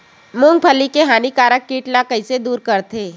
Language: Chhattisgarhi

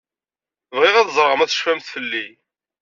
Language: Kabyle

